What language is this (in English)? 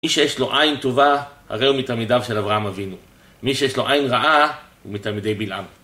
Hebrew